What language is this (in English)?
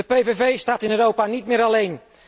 Dutch